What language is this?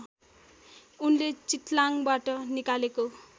Nepali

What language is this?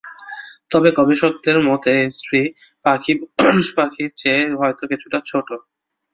Bangla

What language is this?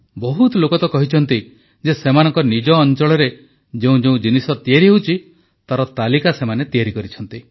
Odia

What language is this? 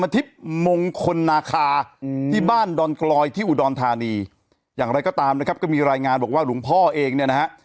Thai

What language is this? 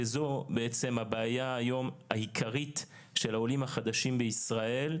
Hebrew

